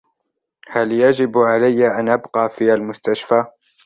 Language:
Arabic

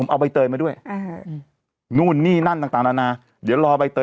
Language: Thai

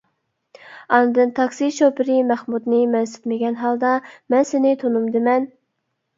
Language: Uyghur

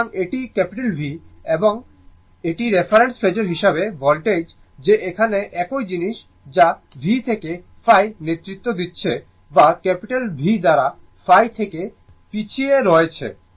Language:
Bangla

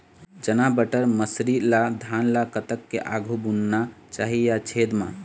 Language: Chhattisgarhi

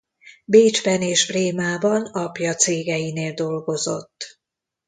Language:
Hungarian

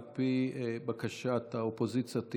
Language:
Hebrew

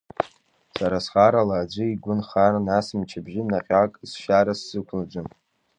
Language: Abkhazian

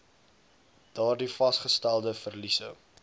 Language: Afrikaans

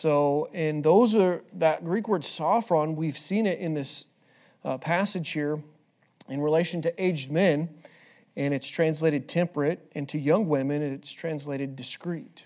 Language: English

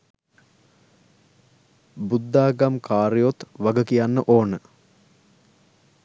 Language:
Sinhala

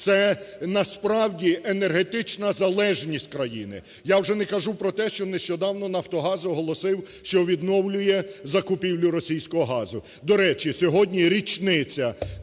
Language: Ukrainian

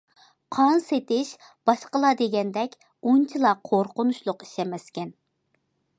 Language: Uyghur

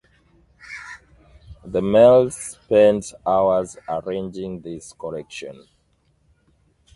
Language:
English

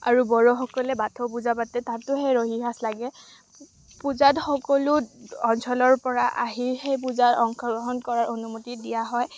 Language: Assamese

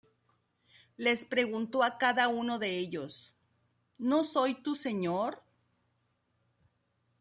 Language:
Spanish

